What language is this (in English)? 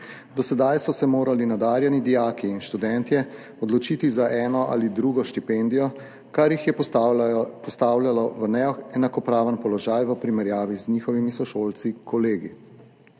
Slovenian